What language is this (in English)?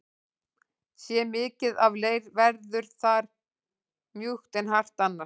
Icelandic